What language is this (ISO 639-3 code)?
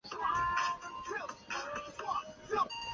zho